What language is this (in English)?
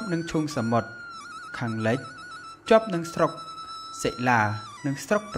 Thai